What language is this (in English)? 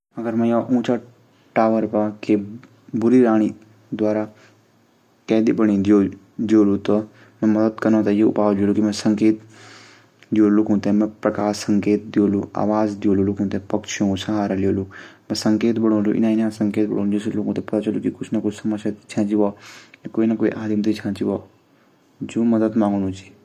Garhwali